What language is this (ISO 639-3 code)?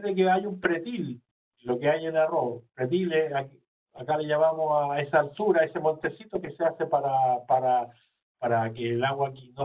spa